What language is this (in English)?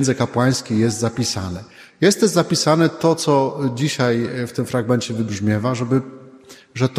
Polish